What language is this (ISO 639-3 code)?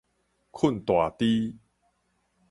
nan